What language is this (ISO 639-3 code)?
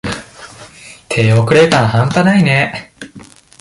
jpn